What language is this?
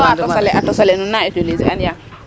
Serer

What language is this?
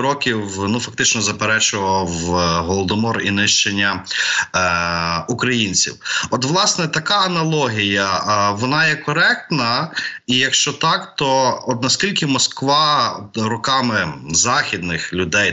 Ukrainian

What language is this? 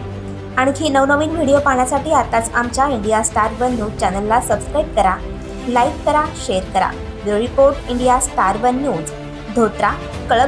Hindi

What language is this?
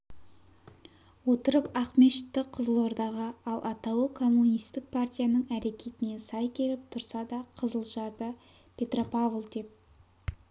Kazakh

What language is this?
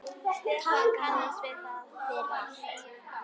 Icelandic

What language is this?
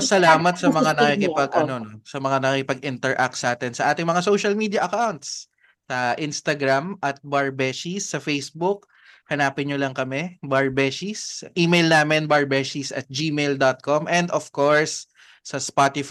Filipino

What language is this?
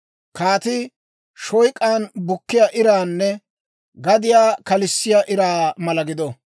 Dawro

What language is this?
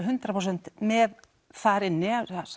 Icelandic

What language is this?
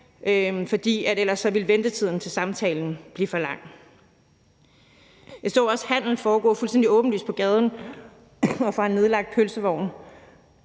Danish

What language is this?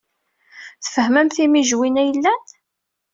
Kabyle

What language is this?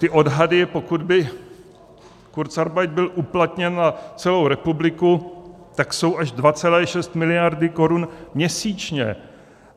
Czech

